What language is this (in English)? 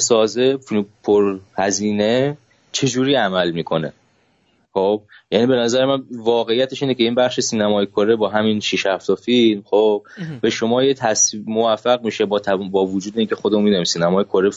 Persian